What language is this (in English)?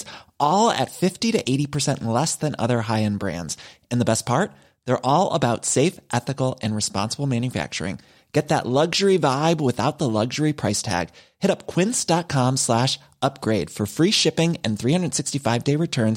Swedish